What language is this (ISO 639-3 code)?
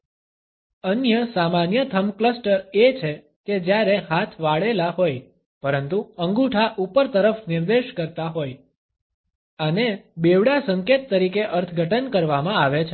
guj